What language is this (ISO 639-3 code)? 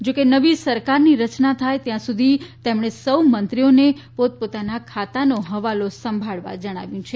guj